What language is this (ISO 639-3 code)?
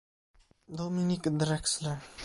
ita